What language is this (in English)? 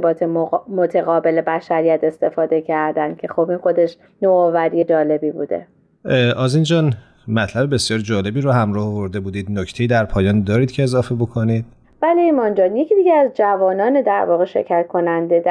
Persian